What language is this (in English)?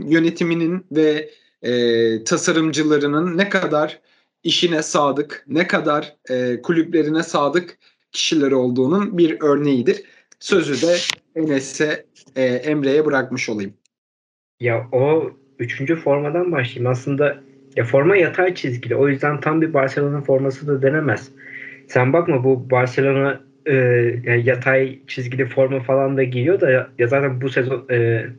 Turkish